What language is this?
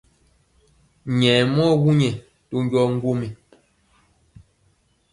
Mpiemo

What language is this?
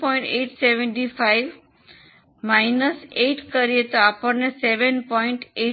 Gujarati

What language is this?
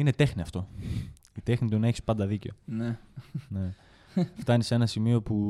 Greek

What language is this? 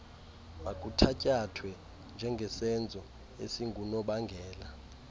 Xhosa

